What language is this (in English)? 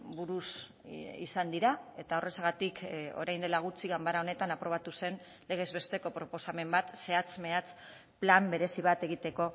Basque